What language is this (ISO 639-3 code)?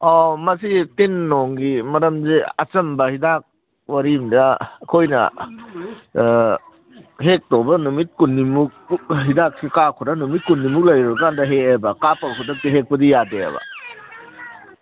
mni